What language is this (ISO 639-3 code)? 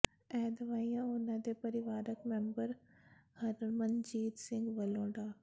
pan